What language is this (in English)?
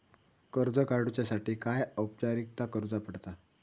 Marathi